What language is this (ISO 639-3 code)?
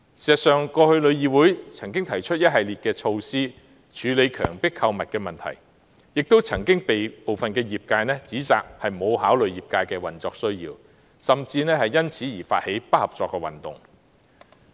yue